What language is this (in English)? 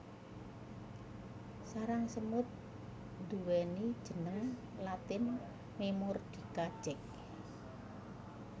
Javanese